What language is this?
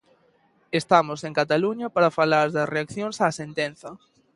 Galician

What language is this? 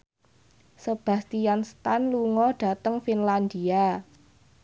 Javanese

